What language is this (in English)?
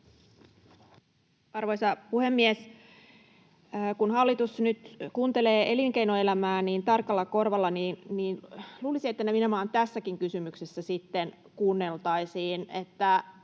Finnish